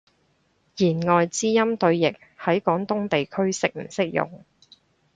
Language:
Cantonese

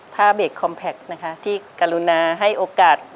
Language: Thai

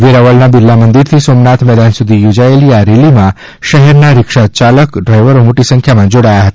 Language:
Gujarati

